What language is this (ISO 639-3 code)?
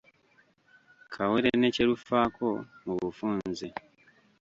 lug